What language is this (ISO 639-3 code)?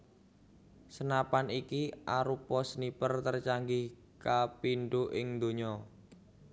jav